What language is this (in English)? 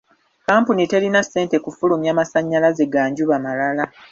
Ganda